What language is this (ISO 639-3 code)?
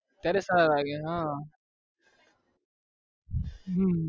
guj